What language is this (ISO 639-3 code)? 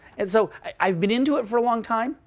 eng